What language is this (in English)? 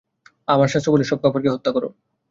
Bangla